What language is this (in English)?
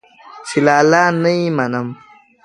Pashto